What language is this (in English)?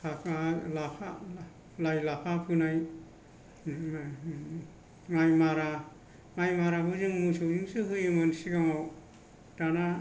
Bodo